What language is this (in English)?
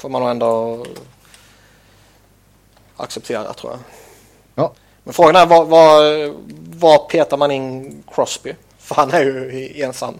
Swedish